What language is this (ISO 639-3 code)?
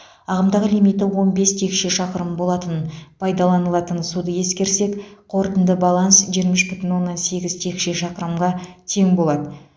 kaz